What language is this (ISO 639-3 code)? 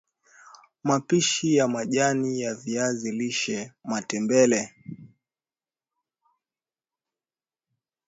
swa